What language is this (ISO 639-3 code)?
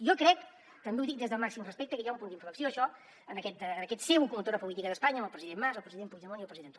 cat